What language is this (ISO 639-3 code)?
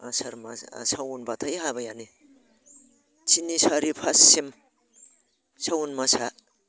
brx